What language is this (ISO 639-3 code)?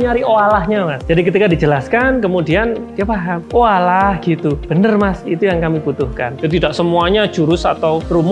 ind